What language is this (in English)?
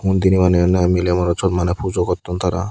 Chakma